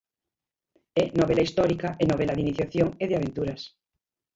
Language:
Galician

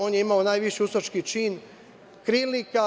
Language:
Serbian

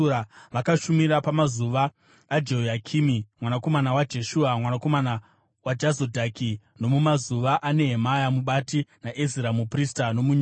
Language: Shona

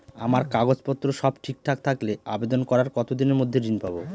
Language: Bangla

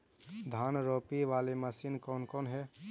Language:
Magahi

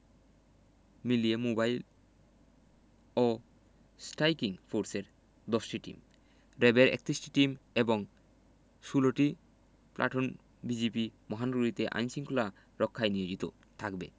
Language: Bangla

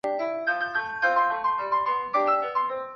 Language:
Chinese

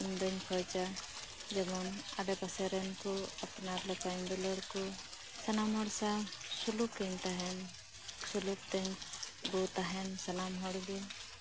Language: Santali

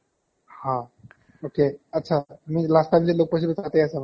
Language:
Assamese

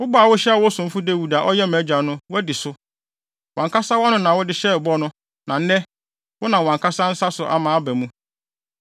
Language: Akan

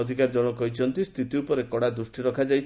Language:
Odia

